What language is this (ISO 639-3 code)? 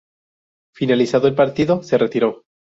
spa